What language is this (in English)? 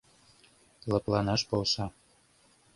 Mari